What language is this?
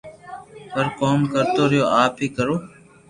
Loarki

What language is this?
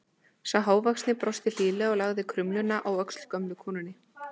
Icelandic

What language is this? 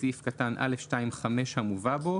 Hebrew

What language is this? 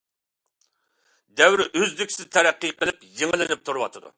Uyghur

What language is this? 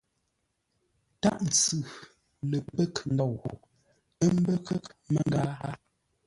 Ngombale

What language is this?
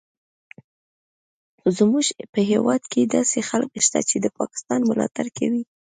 Pashto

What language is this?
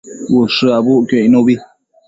Matsés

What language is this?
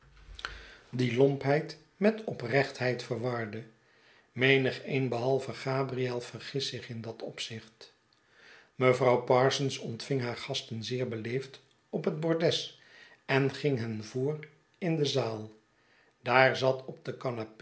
Dutch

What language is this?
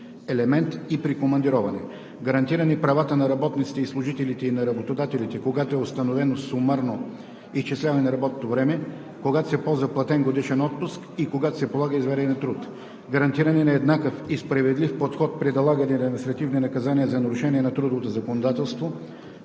Bulgarian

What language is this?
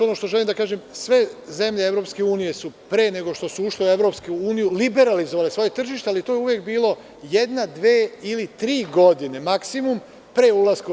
Serbian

